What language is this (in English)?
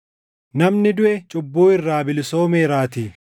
Oromo